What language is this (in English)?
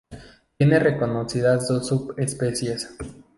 Spanish